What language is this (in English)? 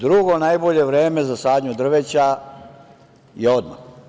Serbian